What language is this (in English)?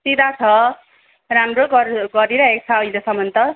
Nepali